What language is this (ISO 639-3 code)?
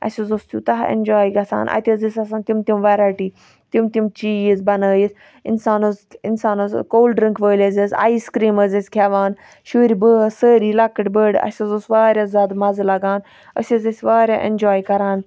kas